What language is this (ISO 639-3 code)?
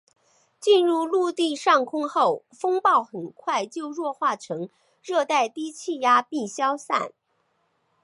zho